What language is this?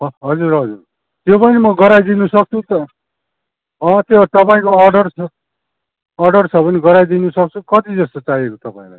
Nepali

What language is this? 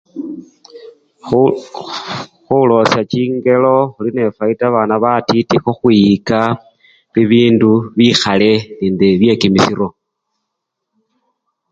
Luyia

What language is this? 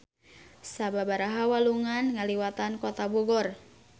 Sundanese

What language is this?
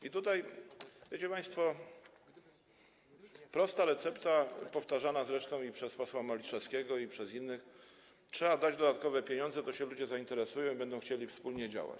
Polish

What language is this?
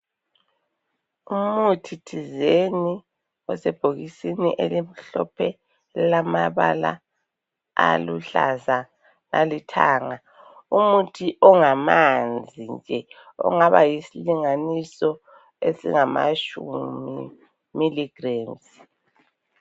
North Ndebele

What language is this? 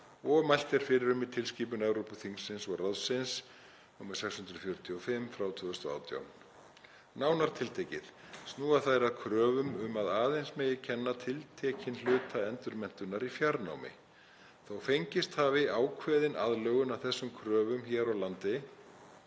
Icelandic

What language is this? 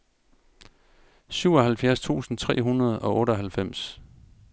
Danish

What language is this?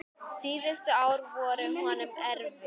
Icelandic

